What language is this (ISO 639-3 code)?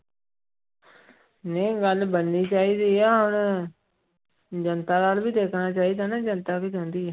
pan